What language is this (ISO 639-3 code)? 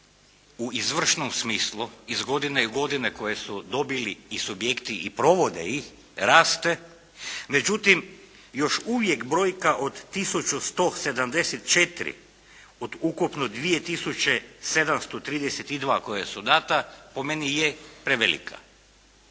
hrv